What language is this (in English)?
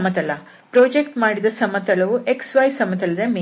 Kannada